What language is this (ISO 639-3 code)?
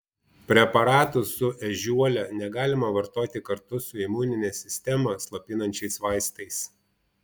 lit